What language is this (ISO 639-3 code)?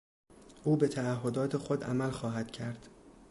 fas